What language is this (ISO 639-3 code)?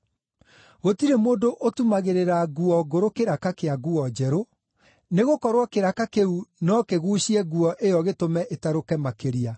kik